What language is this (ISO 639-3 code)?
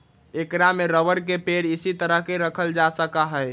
mag